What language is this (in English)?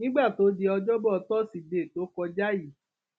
Yoruba